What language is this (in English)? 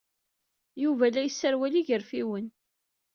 Kabyle